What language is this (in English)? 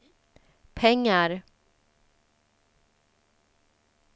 Swedish